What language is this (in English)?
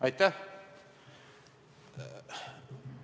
Estonian